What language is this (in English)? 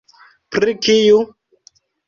Esperanto